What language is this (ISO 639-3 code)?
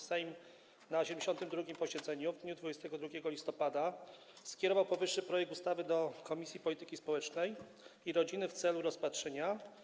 pol